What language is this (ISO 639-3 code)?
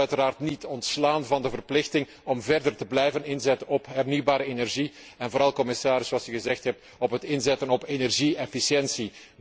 nld